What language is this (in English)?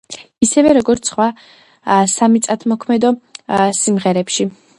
Georgian